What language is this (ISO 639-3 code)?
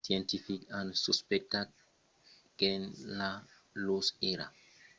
oci